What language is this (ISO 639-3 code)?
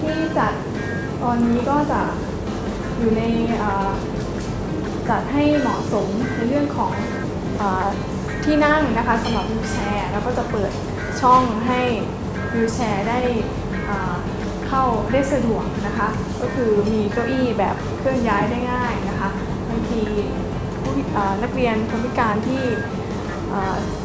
tha